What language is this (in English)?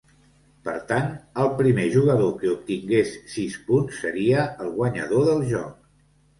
Catalan